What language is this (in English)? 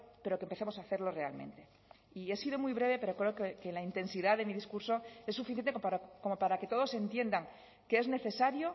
Spanish